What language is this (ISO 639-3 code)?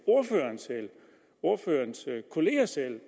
dan